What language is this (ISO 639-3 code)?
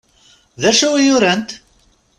kab